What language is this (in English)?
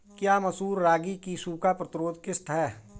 Hindi